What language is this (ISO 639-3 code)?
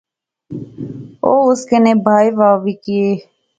phr